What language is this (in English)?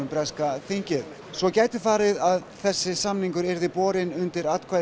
Icelandic